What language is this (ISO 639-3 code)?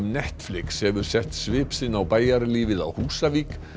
isl